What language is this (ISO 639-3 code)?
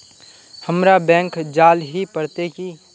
mag